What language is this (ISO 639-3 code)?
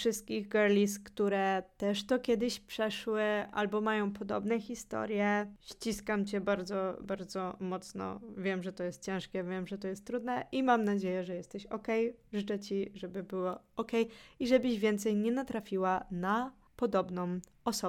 pol